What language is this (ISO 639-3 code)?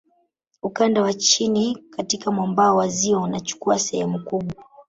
swa